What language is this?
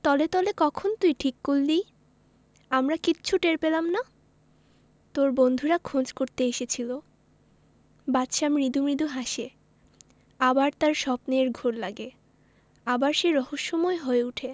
Bangla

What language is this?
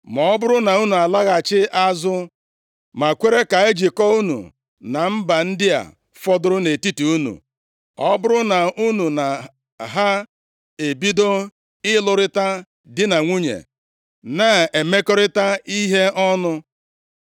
Igbo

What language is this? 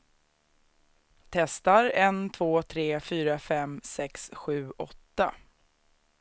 Swedish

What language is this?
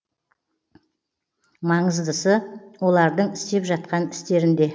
Kazakh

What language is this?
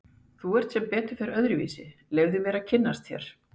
Icelandic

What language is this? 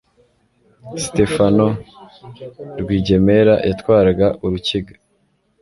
Kinyarwanda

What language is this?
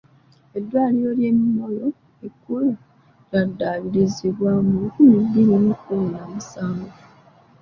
Ganda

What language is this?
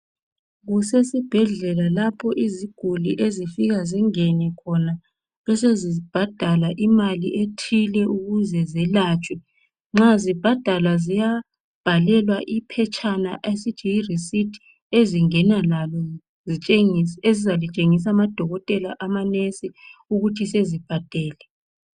North Ndebele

